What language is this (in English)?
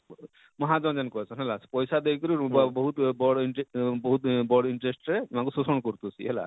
Odia